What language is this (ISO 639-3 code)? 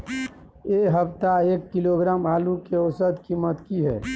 mai